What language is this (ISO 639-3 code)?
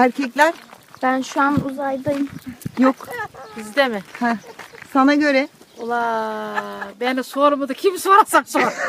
tur